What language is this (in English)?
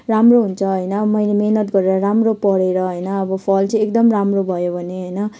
Nepali